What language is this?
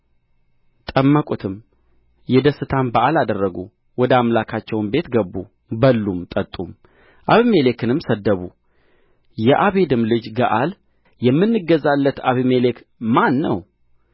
Amharic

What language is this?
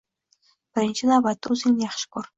Uzbek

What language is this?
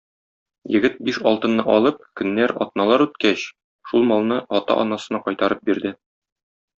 Tatar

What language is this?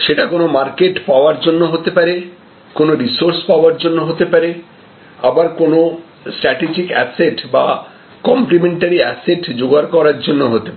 Bangla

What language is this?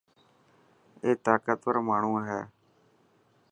Dhatki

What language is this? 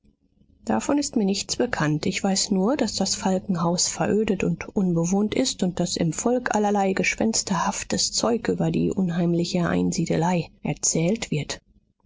German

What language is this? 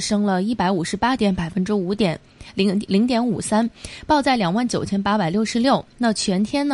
Chinese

